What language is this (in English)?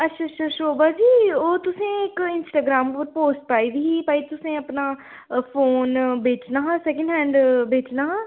Dogri